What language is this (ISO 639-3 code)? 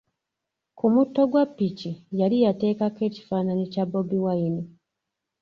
lug